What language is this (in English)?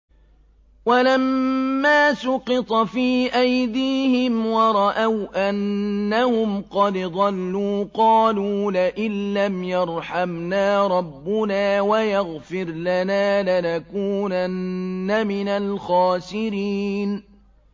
Arabic